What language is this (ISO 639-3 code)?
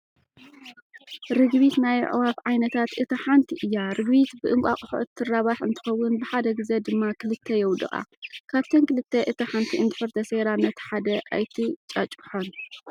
tir